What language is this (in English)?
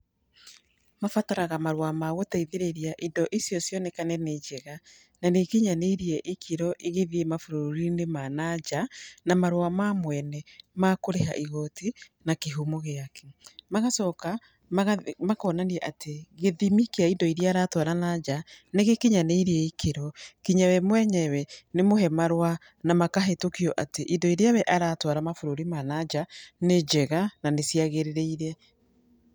Kikuyu